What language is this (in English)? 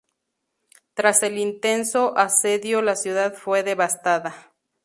Spanish